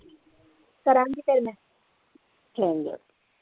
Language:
Punjabi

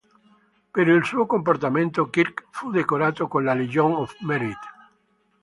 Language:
Italian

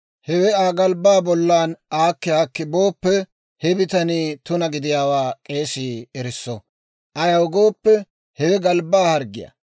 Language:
Dawro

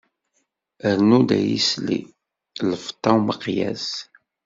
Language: Kabyle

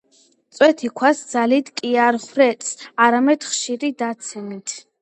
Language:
Georgian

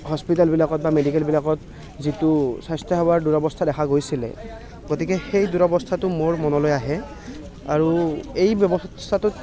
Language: Assamese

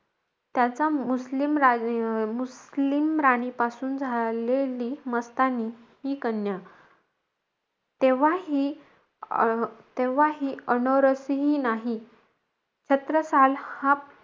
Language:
Marathi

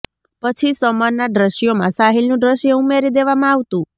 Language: Gujarati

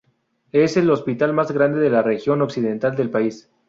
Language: Spanish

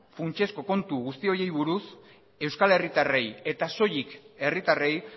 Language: Basque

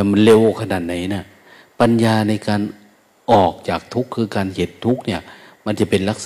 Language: Thai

